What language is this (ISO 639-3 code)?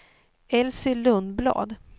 swe